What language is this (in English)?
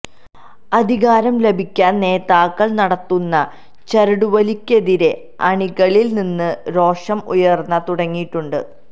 Malayalam